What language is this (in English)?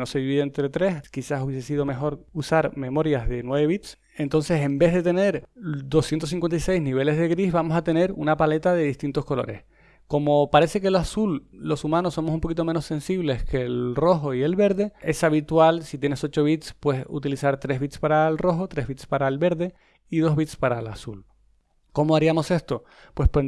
Spanish